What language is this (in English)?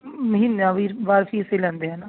Punjabi